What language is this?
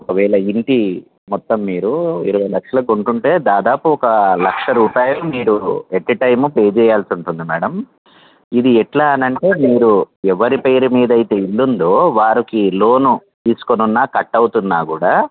Telugu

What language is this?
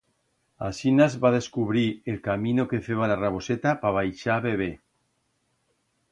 Aragonese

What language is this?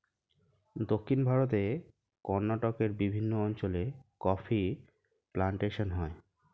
Bangla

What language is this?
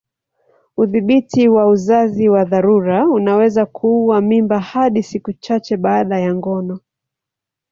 Swahili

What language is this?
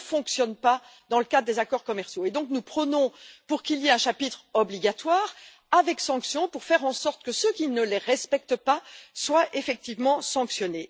French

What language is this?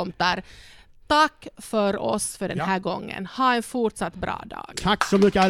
Swedish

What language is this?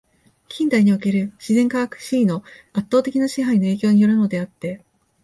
Japanese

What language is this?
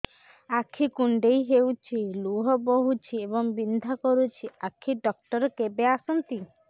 Odia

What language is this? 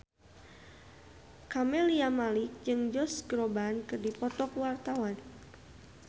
Sundanese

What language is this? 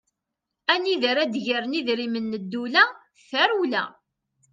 Kabyle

